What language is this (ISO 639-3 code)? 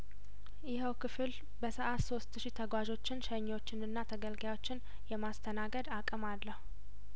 amh